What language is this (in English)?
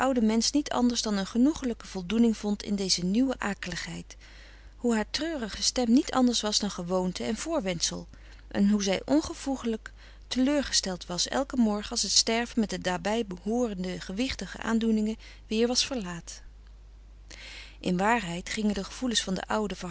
Dutch